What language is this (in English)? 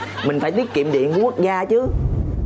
Vietnamese